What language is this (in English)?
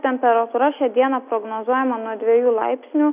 Lithuanian